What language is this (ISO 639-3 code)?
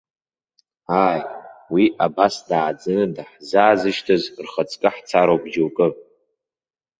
abk